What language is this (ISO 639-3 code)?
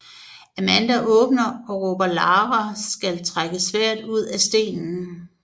dan